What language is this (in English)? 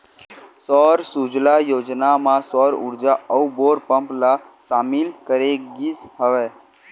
Chhattisgarhi